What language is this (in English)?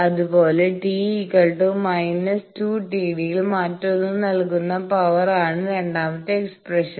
Malayalam